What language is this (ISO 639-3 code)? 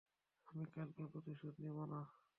ben